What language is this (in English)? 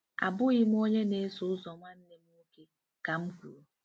Igbo